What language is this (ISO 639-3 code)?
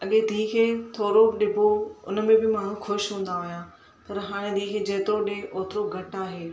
snd